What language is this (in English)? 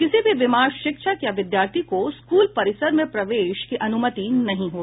Hindi